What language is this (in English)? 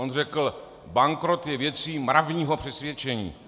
Czech